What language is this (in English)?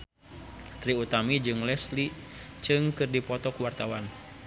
Sundanese